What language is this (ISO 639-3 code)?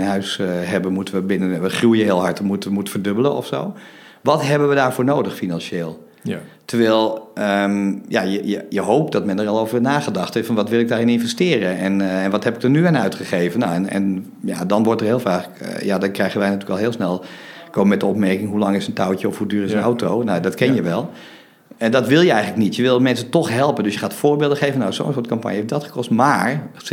nld